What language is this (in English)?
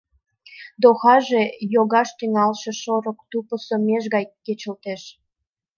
Mari